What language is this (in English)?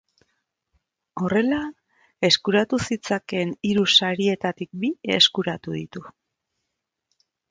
Basque